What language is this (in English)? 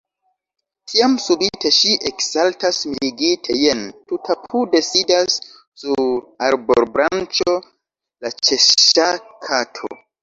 Esperanto